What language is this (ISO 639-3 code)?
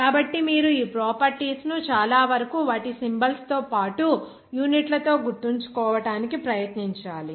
tel